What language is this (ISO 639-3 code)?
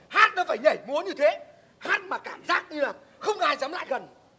vie